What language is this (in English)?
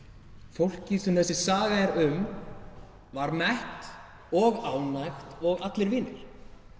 Icelandic